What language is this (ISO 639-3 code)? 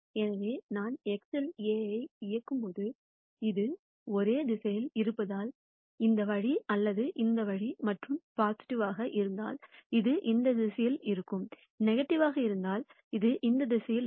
tam